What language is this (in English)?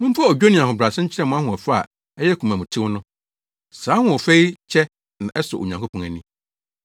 Akan